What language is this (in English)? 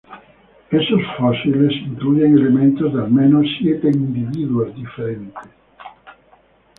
Spanish